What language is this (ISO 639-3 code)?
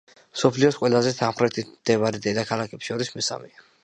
kat